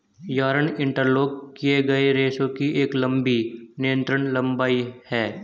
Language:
Hindi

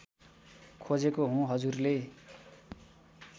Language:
Nepali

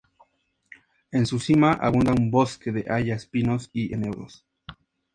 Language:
Spanish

